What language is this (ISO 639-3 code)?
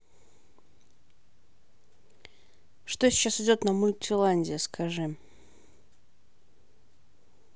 rus